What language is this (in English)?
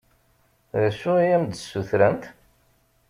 Kabyle